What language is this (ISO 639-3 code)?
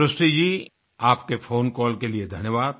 hin